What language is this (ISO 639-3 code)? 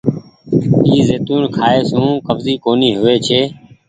gig